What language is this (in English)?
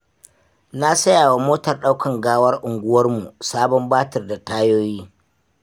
Hausa